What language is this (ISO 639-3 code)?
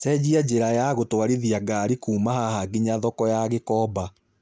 kik